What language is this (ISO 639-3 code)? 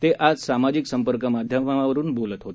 mar